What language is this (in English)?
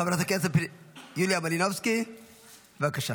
Hebrew